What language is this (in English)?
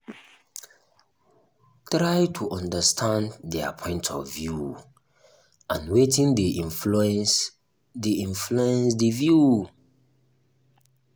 Nigerian Pidgin